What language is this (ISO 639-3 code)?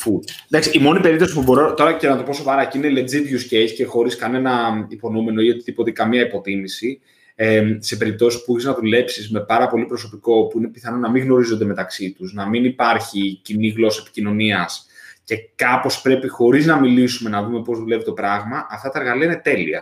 ell